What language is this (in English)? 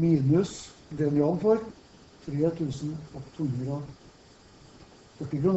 Norwegian